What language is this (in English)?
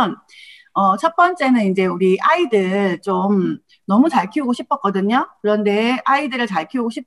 Korean